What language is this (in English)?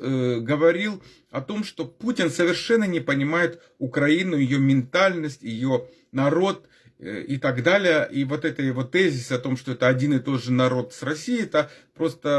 Russian